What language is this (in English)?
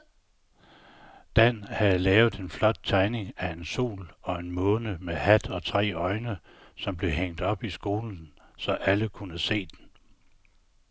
Danish